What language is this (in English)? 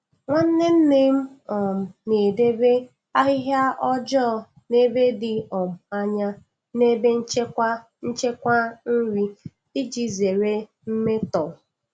Igbo